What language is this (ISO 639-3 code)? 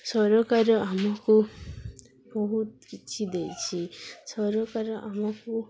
ori